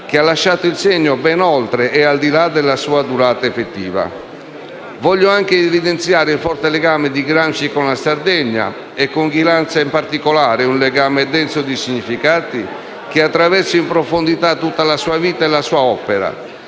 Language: Italian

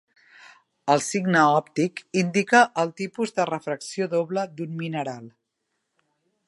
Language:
Catalan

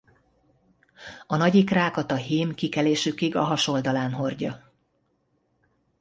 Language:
Hungarian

